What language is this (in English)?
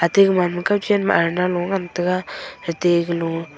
Wancho Naga